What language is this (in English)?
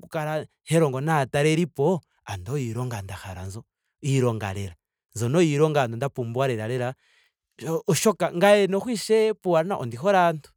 Ndonga